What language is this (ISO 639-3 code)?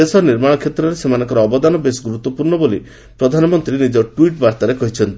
ori